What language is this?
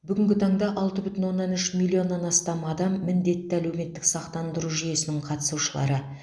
Kazakh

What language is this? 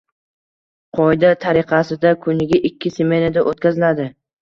Uzbek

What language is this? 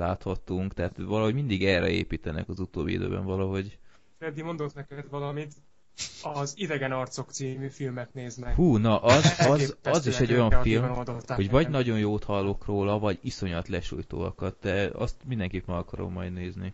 Hungarian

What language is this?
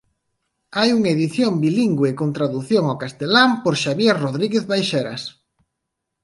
Galician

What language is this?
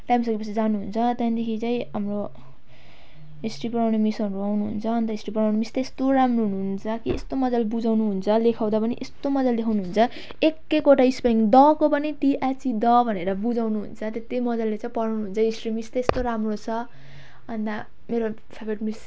Nepali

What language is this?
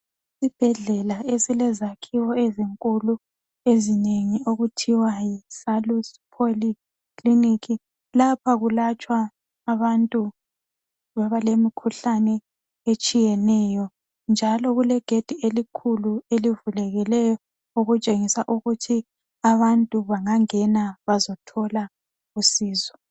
North Ndebele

